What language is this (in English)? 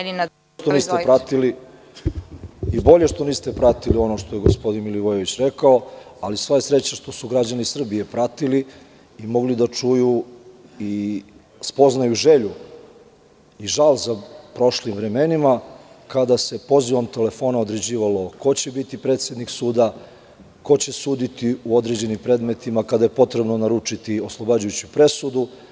Serbian